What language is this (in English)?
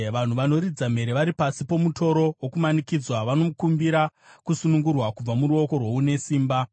Shona